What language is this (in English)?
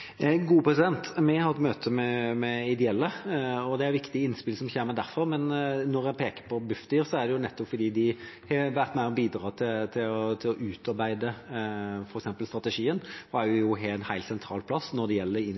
Norwegian Bokmål